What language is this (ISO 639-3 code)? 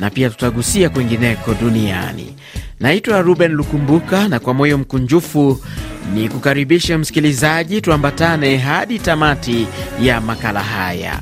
swa